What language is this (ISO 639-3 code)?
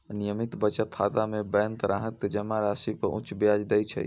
mai